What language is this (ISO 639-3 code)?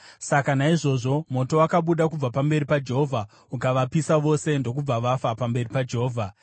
sna